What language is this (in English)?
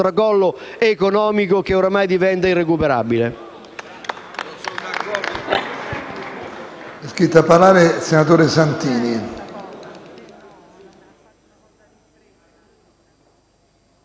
Italian